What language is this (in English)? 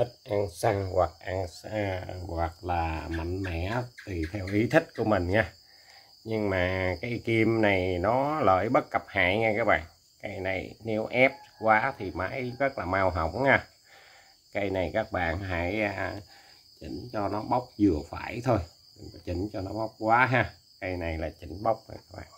Vietnamese